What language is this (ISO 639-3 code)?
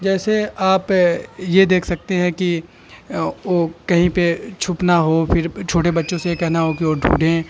urd